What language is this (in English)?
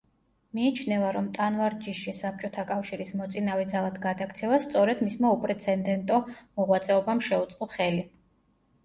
Georgian